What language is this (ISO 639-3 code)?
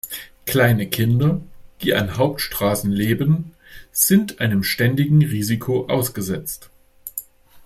deu